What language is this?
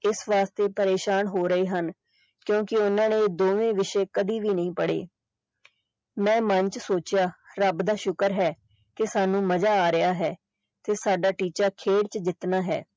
Punjabi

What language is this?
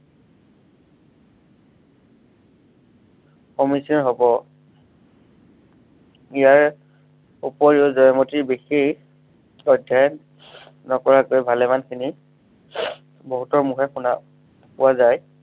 Assamese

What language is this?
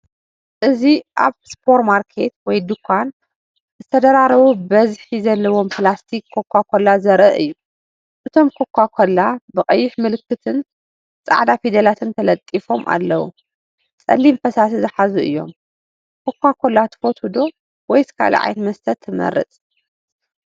Tigrinya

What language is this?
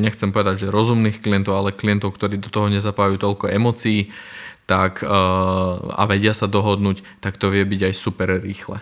Slovak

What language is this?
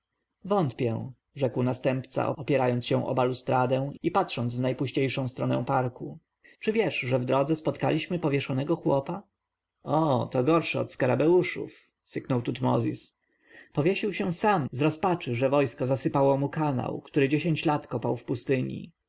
Polish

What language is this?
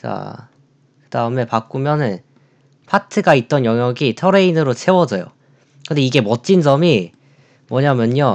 Korean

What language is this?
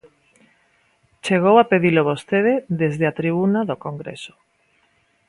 Galician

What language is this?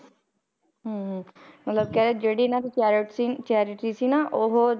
Punjabi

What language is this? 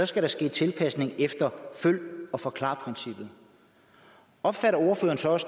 Danish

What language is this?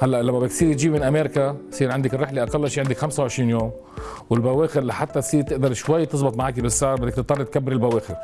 Arabic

